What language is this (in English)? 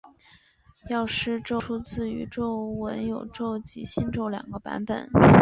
Chinese